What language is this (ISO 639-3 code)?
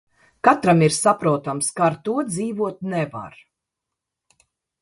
lav